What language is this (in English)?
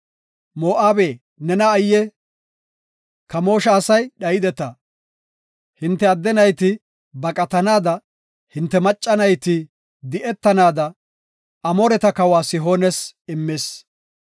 Gofa